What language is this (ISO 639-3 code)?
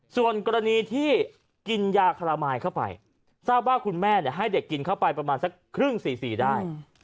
tha